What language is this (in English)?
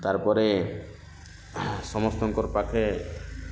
Odia